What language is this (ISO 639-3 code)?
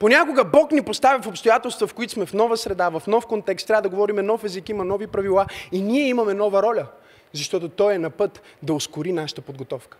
bul